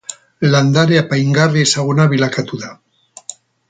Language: Basque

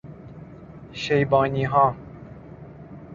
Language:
Persian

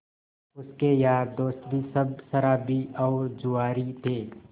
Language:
Hindi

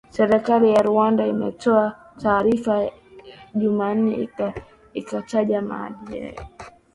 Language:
Swahili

